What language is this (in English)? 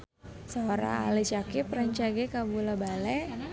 Sundanese